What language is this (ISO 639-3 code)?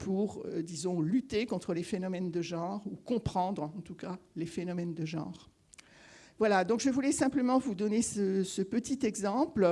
fra